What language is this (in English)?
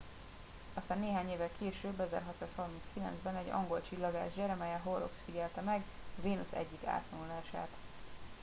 Hungarian